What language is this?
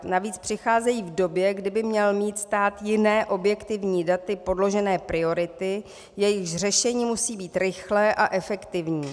Czech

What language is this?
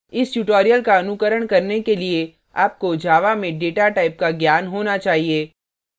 Hindi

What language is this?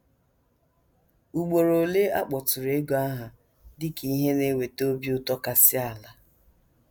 Igbo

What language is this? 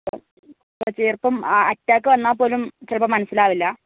Malayalam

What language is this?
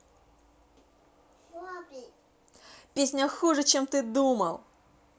Russian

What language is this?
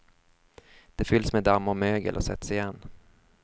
Swedish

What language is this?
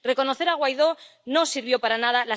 Spanish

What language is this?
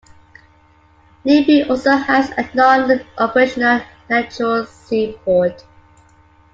English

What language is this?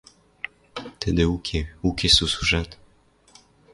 Western Mari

